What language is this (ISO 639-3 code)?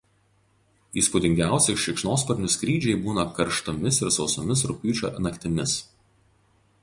lit